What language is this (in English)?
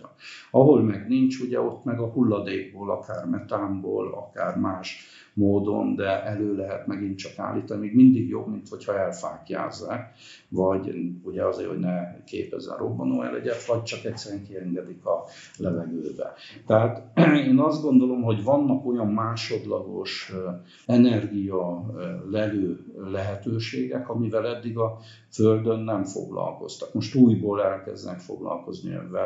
Hungarian